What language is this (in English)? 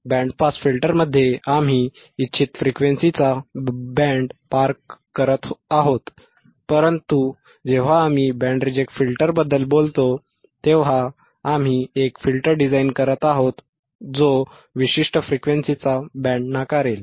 Marathi